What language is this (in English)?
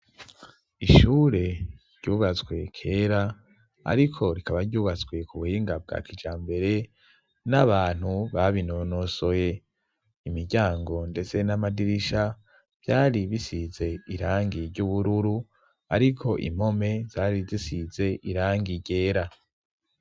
Rundi